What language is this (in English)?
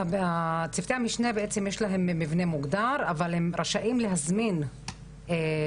Hebrew